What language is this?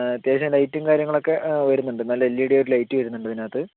Malayalam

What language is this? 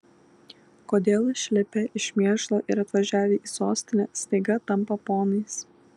Lithuanian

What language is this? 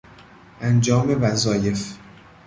Persian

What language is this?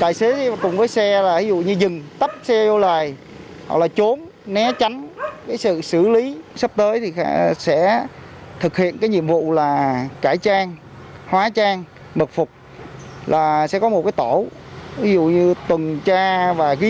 Vietnamese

